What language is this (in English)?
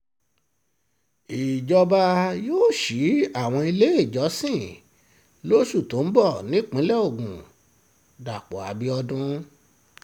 Yoruba